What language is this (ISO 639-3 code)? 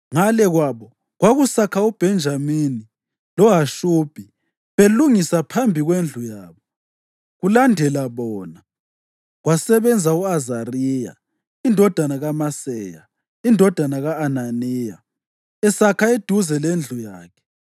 nde